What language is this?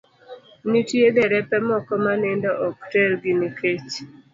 Luo (Kenya and Tanzania)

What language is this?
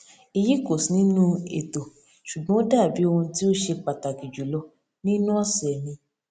Yoruba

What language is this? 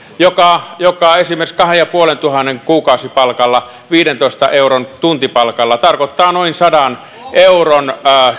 Finnish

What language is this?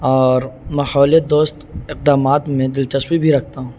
Urdu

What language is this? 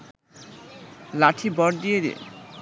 Bangla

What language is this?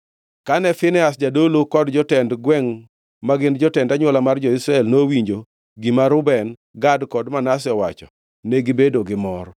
Luo (Kenya and Tanzania)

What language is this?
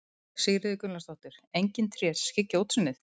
Icelandic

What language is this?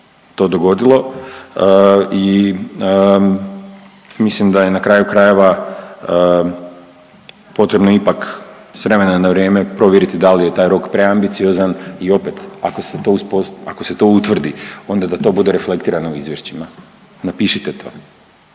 Croatian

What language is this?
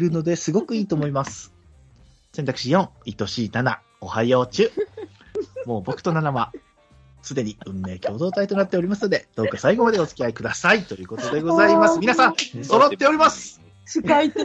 Japanese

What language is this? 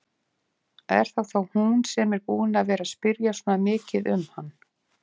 Icelandic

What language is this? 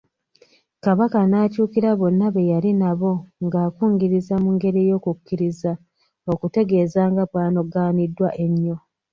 Ganda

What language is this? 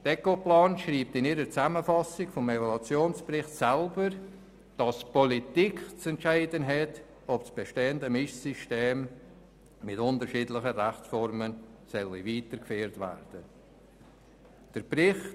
Swiss German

